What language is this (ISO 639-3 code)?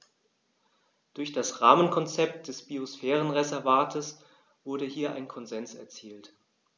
deu